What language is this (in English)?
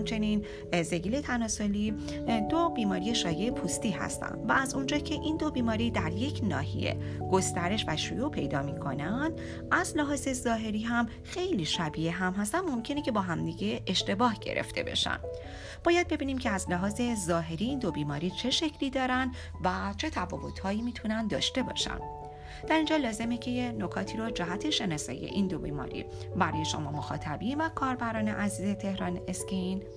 Persian